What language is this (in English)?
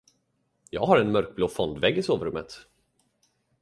Swedish